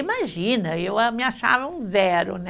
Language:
Portuguese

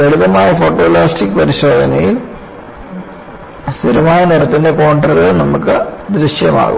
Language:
Malayalam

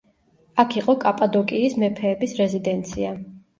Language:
Georgian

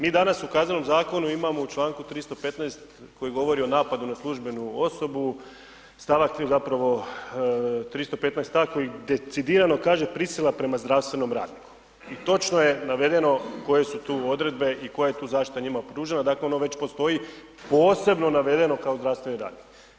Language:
Croatian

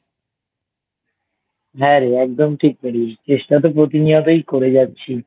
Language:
Bangla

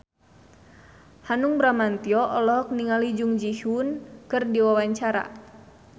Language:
Sundanese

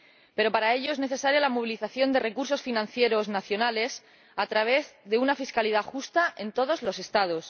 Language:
Spanish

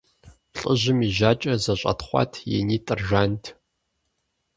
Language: Kabardian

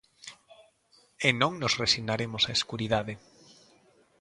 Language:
Galician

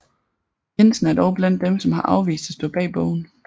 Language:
Danish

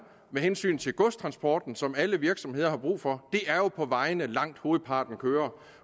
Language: Danish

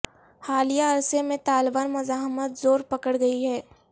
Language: Urdu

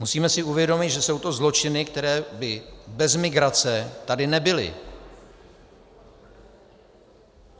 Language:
Czech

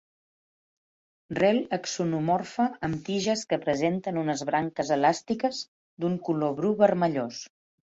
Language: Catalan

